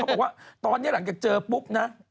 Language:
Thai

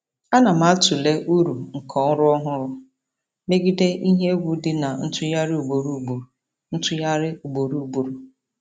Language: Igbo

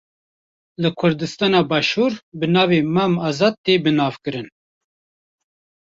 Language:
Kurdish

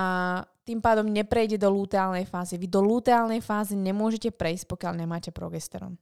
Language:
Slovak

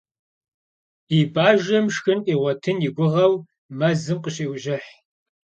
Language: Kabardian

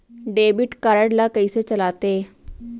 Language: Chhattisgarhi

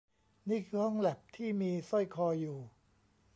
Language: Thai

